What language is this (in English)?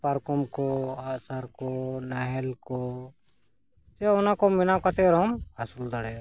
Santali